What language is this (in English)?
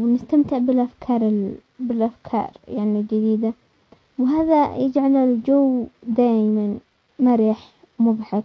Omani Arabic